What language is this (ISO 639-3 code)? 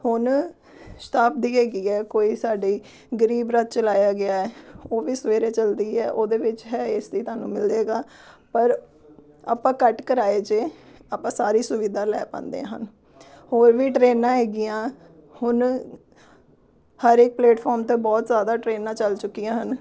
pan